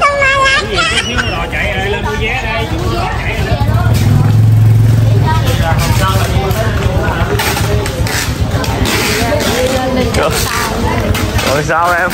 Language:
Vietnamese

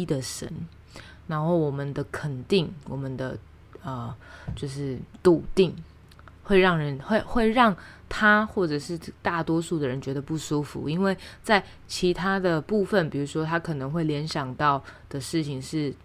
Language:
Chinese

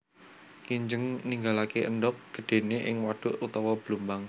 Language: Javanese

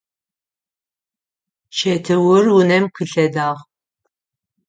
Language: Adyghe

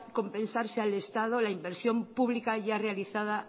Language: Spanish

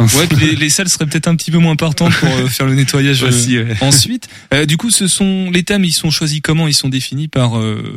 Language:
French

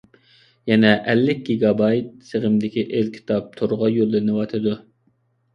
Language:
Uyghur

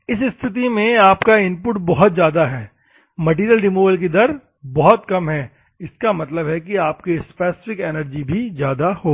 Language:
Hindi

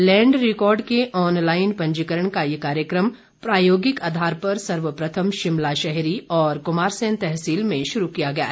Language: Hindi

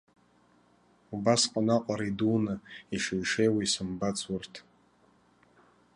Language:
Abkhazian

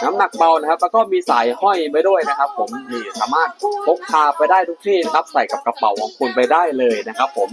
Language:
Thai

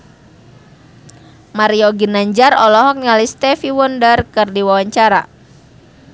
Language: Sundanese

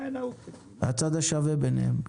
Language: Hebrew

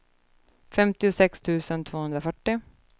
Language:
Swedish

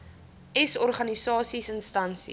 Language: Afrikaans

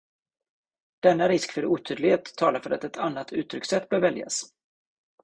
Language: Swedish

